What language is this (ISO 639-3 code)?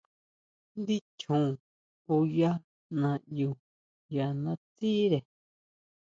mau